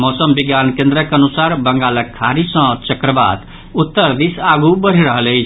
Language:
Maithili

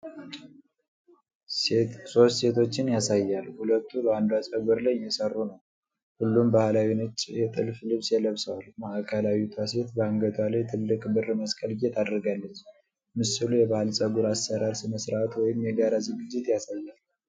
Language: Amharic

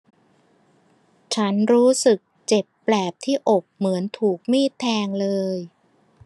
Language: Thai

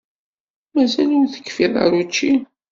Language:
Kabyle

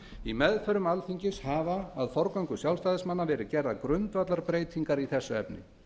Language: Icelandic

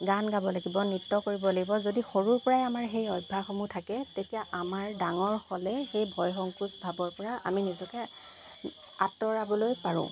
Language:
Assamese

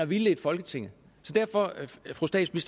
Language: Danish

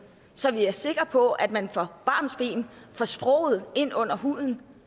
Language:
Danish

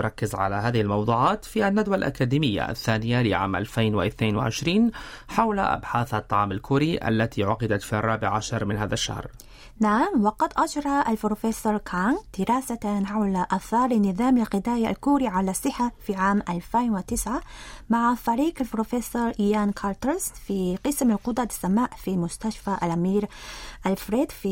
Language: Arabic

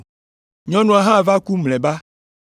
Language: Ewe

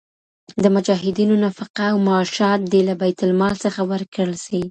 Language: Pashto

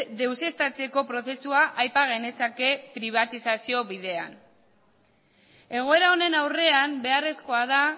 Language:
Basque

